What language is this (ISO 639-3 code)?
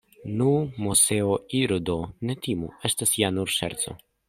epo